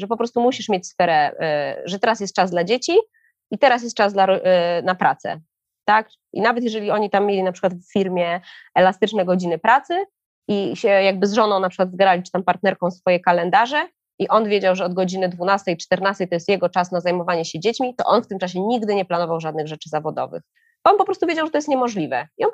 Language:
Polish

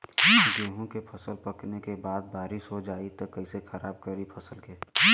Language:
Bhojpuri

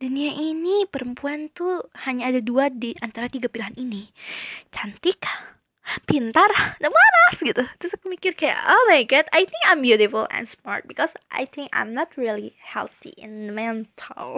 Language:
Indonesian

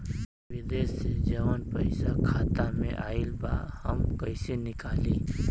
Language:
Bhojpuri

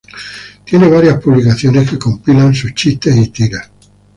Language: Spanish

